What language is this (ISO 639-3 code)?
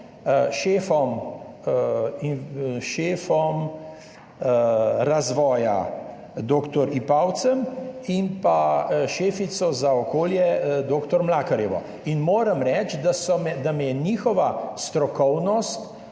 slv